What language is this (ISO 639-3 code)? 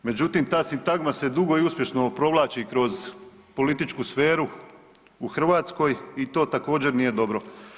hrv